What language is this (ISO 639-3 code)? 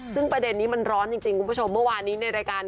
tha